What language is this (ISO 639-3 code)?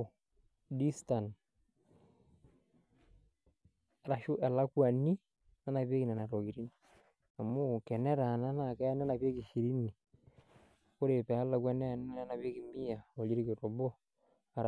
mas